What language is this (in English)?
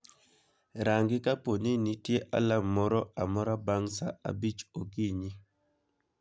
Luo (Kenya and Tanzania)